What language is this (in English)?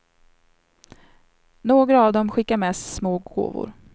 Swedish